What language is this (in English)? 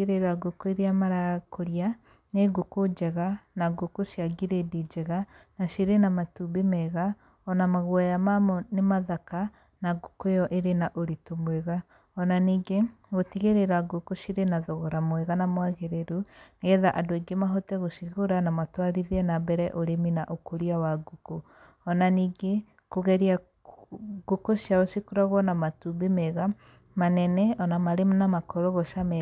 Kikuyu